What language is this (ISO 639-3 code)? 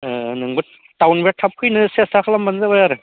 brx